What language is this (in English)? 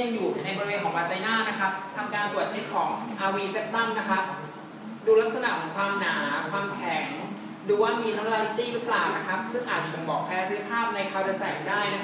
Thai